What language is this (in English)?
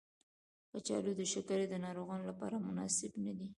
Pashto